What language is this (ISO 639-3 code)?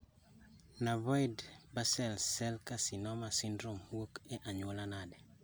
luo